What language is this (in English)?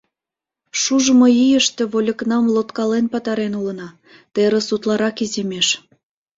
Mari